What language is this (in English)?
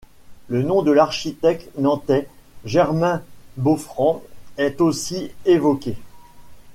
French